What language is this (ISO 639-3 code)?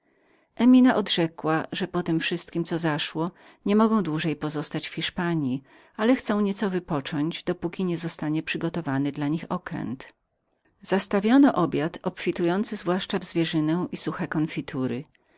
pol